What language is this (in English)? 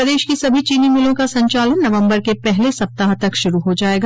Hindi